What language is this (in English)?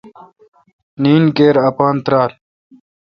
Kalkoti